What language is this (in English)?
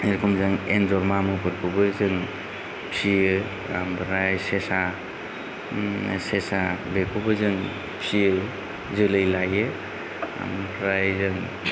Bodo